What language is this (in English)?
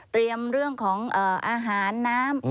Thai